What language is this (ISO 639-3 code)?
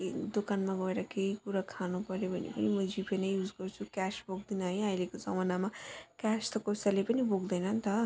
nep